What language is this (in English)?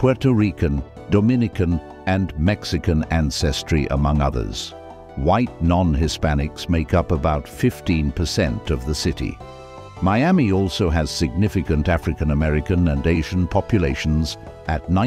English